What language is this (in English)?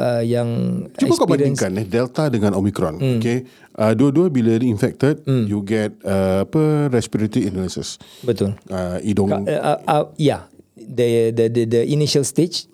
Malay